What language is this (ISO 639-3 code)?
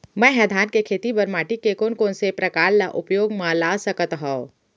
hne